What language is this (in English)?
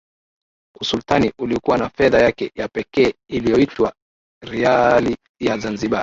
Swahili